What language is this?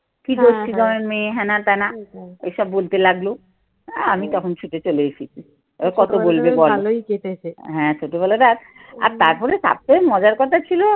Bangla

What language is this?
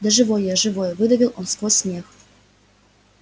Russian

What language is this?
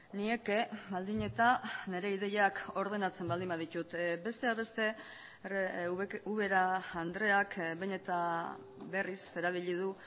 Basque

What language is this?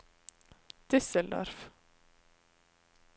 Norwegian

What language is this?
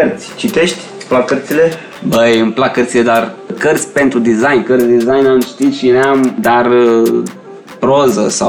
Romanian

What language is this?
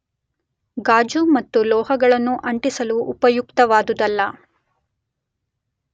Kannada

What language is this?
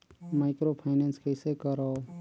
Chhattisgarhi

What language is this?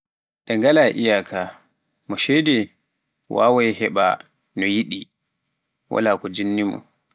Pular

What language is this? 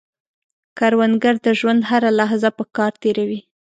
Pashto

